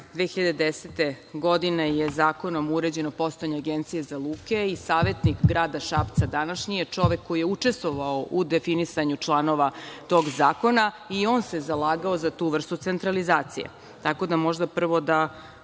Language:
Serbian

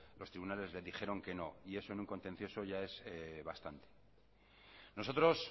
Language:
Spanish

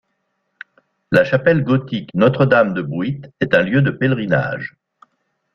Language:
French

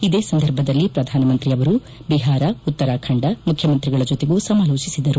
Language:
Kannada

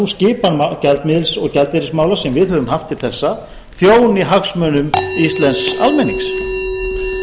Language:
Icelandic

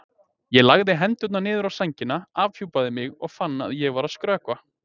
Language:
Icelandic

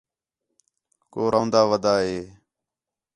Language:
Khetrani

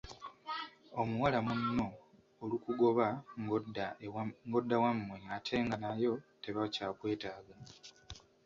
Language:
Ganda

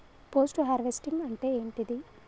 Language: Telugu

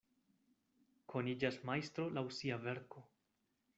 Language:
Esperanto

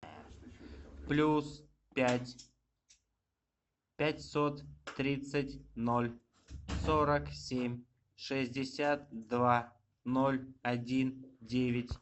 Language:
Russian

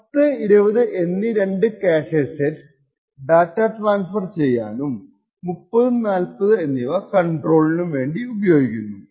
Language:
Malayalam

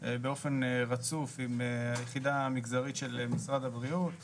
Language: Hebrew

